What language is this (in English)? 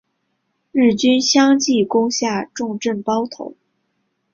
Chinese